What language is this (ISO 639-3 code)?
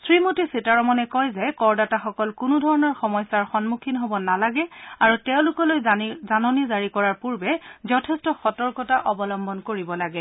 asm